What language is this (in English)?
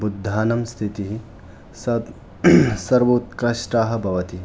Sanskrit